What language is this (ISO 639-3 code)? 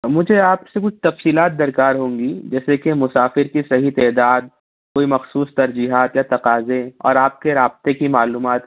urd